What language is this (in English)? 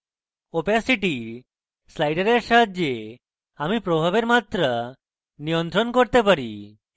Bangla